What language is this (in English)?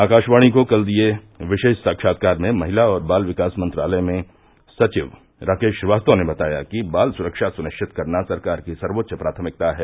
Hindi